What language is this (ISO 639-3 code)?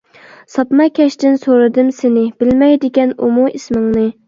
uig